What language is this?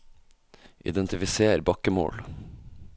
Norwegian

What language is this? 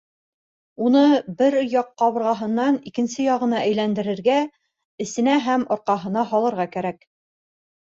Bashkir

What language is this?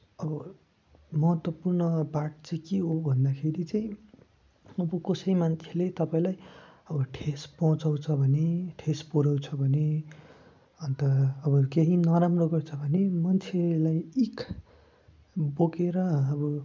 Nepali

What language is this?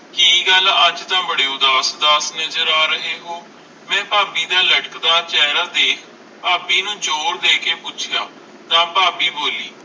Punjabi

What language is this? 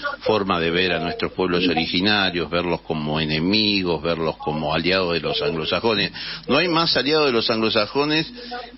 Spanish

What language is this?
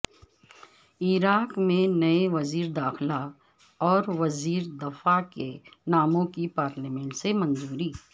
Urdu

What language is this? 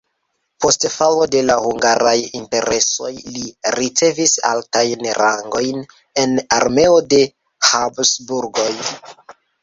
Esperanto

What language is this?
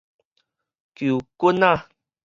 Min Nan Chinese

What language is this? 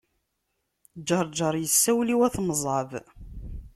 Kabyle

